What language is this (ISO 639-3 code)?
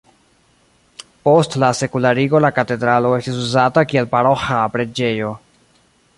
epo